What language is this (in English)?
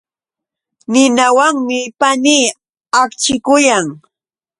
Yauyos Quechua